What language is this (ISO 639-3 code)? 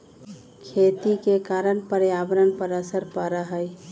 mag